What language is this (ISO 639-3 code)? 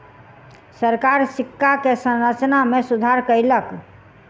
mai